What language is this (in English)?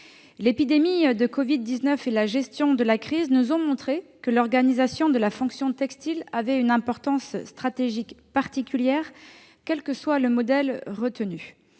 French